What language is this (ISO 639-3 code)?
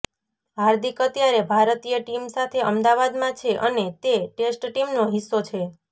guj